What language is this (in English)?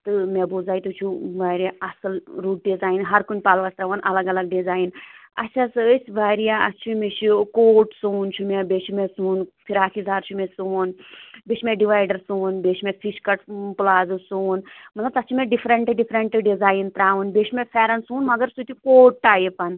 Kashmiri